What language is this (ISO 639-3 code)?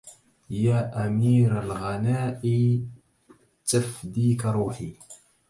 ara